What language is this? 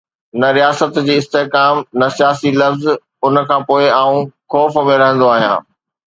Sindhi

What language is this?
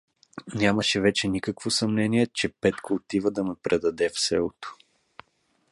Bulgarian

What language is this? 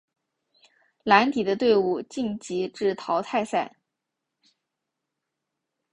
Chinese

